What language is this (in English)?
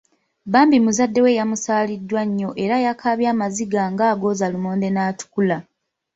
Ganda